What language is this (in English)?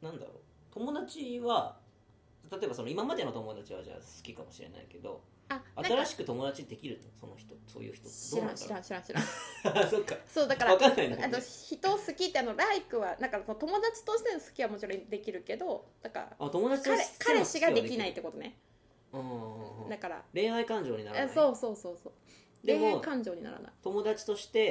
Japanese